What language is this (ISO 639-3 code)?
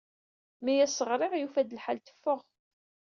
kab